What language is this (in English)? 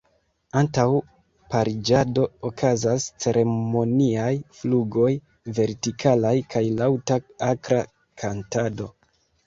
Esperanto